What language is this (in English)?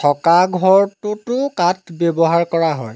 Assamese